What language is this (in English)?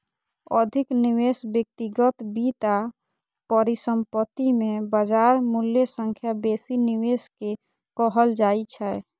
Maithili